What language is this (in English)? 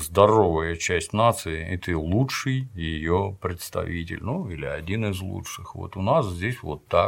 Russian